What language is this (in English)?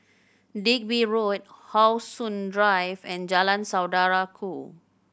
English